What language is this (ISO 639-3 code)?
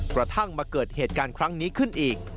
tha